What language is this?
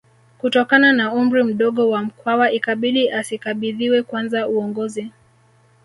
Swahili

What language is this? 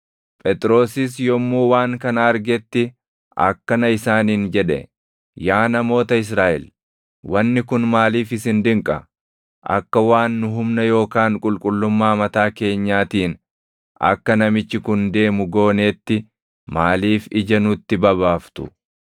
Oromo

